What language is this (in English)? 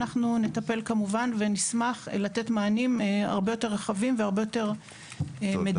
Hebrew